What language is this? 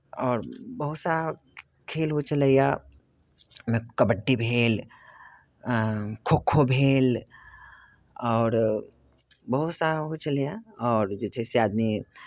Maithili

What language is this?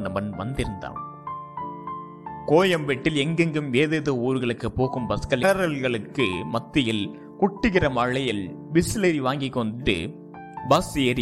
Tamil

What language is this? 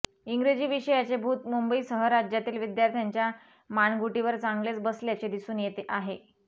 Marathi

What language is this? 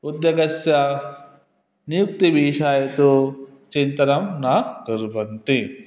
Sanskrit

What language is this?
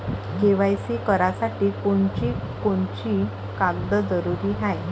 Marathi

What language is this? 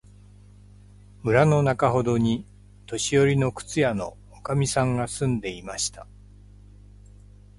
Japanese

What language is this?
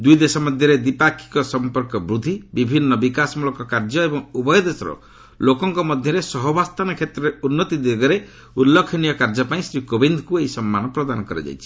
Odia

